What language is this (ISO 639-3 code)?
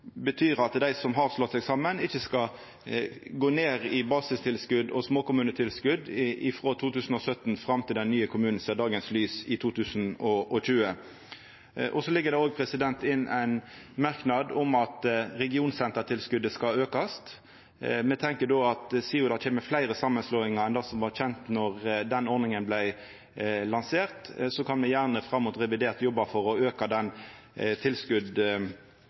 nno